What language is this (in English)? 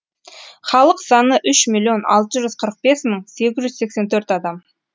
Kazakh